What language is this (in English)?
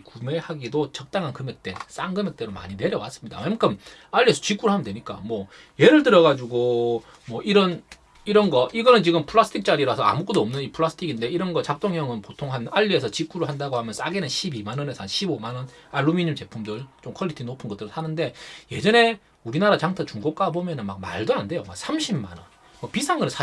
Korean